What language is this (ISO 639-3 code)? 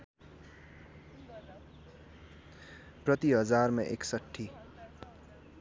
nep